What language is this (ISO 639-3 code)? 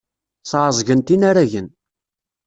kab